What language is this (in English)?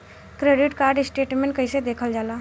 Bhojpuri